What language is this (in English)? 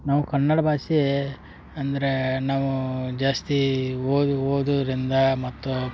Kannada